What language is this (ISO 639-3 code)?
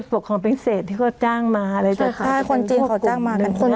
tha